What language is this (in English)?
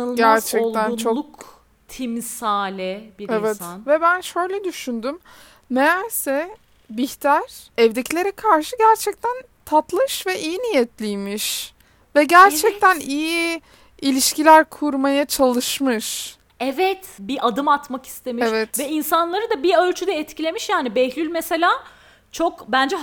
Turkish